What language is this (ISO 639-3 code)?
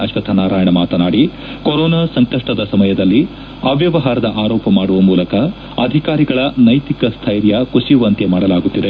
kan